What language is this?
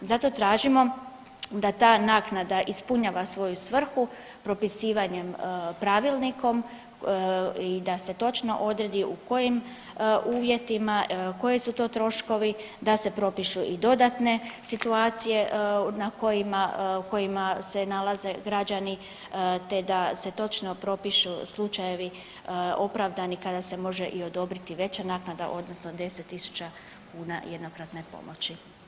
Croatian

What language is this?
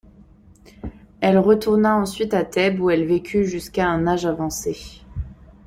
French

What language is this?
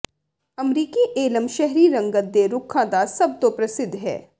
Punjabi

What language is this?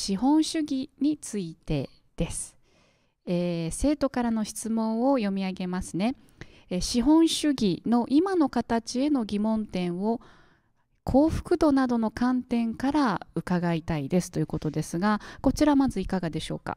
Japanese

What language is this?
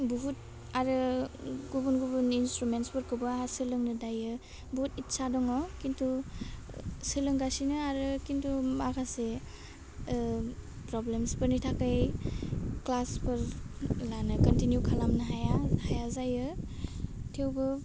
Bodo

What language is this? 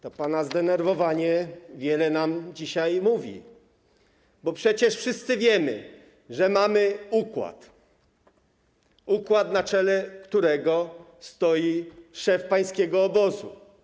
Polish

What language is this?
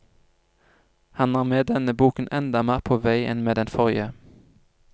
Norwegian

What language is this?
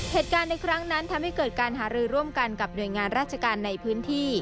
Thai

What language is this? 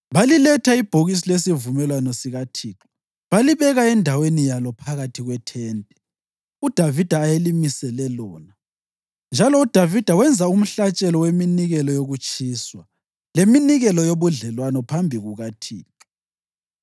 North Ndebele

